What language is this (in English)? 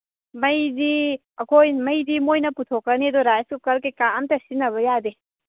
Manipuri